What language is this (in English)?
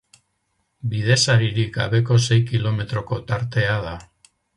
Basque